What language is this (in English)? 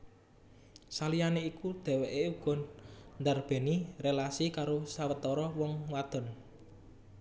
Javanese